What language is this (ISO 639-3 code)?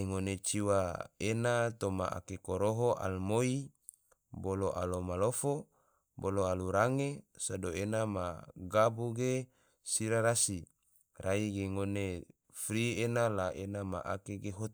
tvo